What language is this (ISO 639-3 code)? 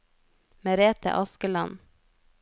nor